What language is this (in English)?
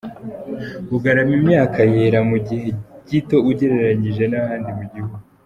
Kinyarwanda